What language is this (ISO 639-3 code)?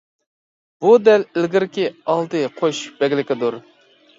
uig